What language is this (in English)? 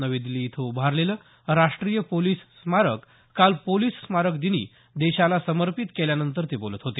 Marathi